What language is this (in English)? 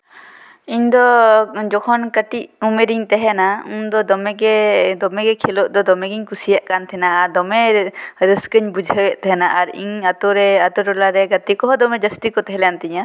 Santali